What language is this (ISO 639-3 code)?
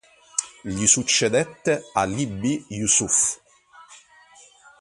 ita